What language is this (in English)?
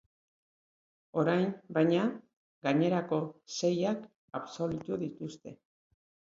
Basque